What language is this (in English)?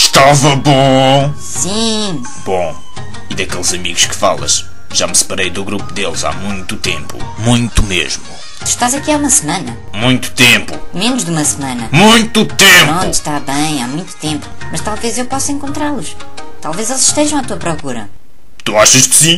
Portuguese